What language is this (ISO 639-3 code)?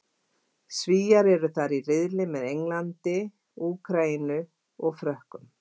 isl